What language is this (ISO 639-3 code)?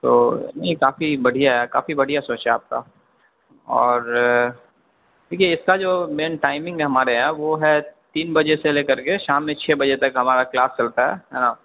urd